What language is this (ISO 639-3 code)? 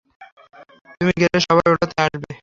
ben